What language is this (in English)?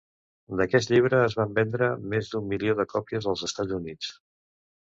Catalan